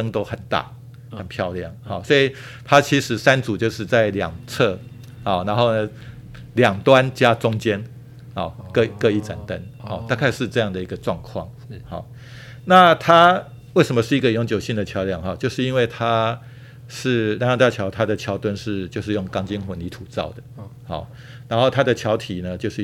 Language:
Chinese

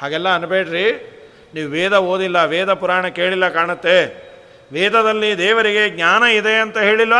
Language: Kannada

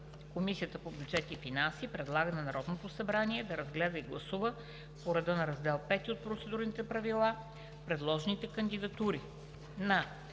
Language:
Bulgarian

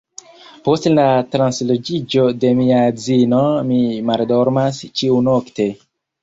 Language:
Esperanto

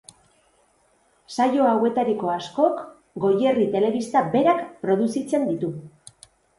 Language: Basque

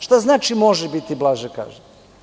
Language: Serbian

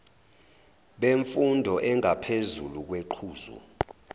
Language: Zulu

